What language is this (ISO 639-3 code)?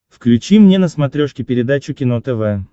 rus